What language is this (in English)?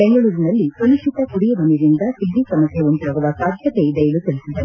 Kannada